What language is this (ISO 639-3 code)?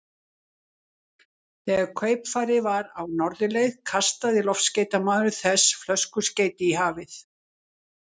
isl